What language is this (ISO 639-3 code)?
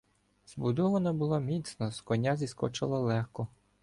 ukr